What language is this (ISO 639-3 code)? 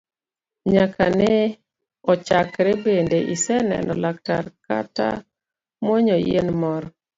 luo